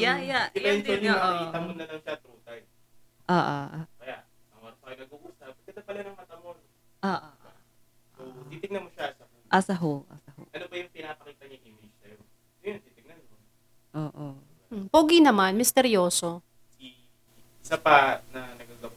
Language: Filipino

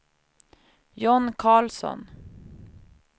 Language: Swedish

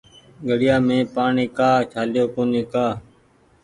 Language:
Goaria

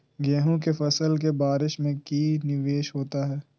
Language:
Magahi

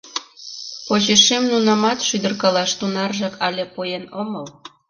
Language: Mari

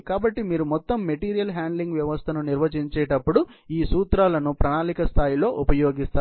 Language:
Telugu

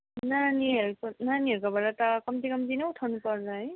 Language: Nepali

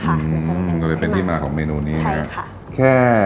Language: Thai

